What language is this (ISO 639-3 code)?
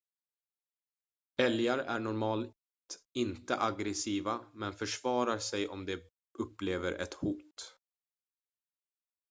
swe